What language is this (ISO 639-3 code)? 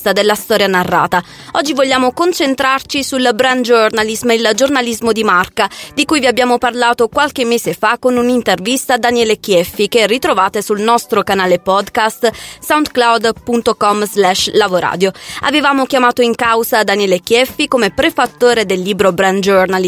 ita